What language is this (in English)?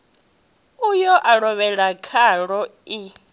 Venda